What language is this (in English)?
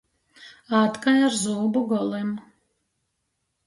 Latgalian